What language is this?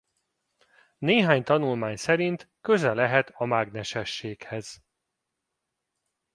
Hungarian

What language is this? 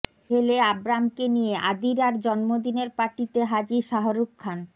Bangla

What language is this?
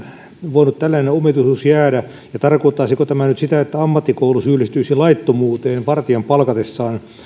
Finnish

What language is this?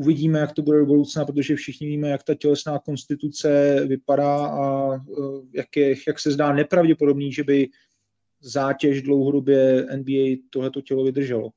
Czech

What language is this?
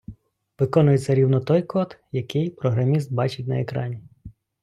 Ukrainian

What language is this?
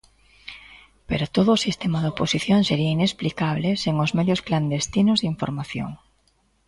Galician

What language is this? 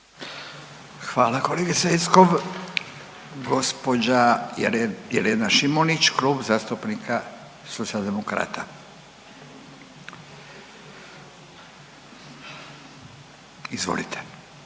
Croatian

